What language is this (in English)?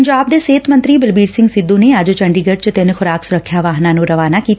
Punjabi